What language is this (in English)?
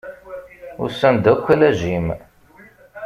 Kabyle